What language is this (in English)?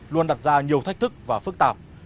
Vietnamese